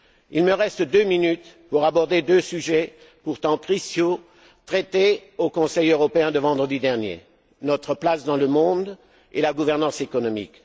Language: French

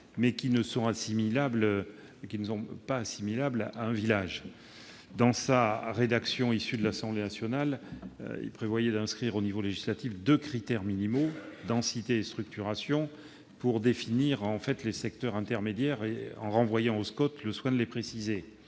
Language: French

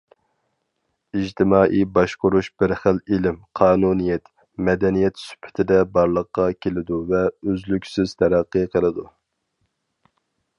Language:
Uyghur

